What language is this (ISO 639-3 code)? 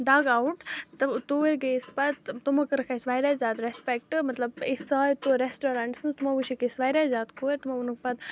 kas